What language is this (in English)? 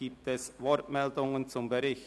Swiss German